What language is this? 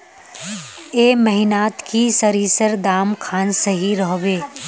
Magahi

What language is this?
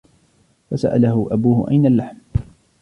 Arabic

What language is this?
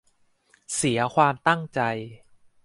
Thai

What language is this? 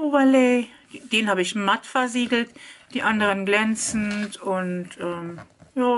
German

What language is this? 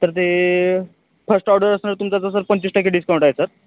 Marathi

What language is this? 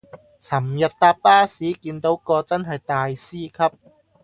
Cantonese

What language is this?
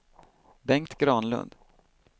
Swedish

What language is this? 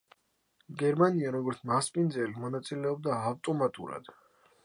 Georgian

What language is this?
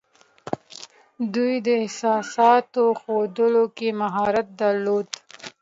Pashto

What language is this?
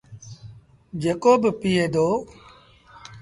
Sindhi Bhil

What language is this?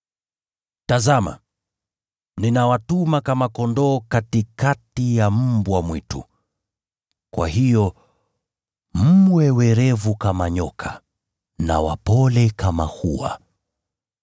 Swahili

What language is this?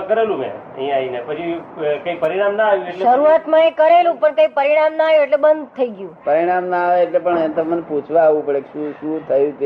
Gujarati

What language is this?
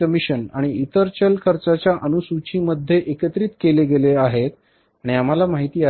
Marathi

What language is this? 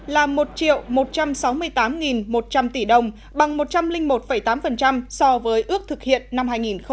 Vietnamese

